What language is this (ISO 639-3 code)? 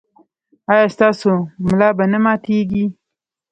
pus